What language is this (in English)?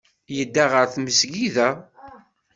Kabyle